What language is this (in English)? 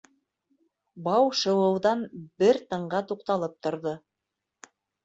Bashkir